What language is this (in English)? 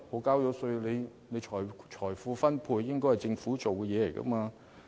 Cantonese